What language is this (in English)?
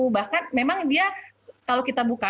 Indonesian